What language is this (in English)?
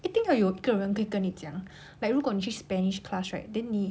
English